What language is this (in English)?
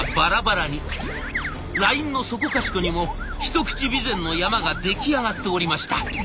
Japanese